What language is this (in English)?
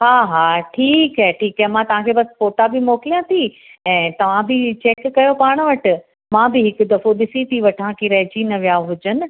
Sindhi